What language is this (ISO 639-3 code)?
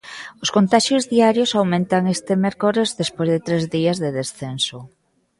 glg